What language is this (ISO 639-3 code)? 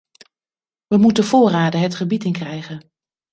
nld